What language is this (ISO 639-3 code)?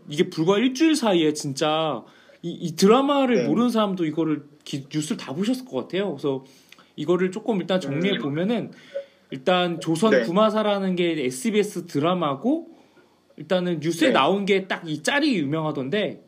kor